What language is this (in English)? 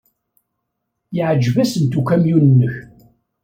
Kabyle